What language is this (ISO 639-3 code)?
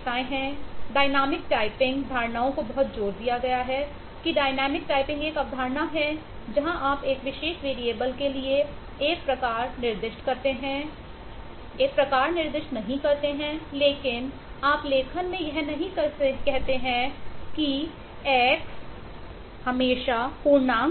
hin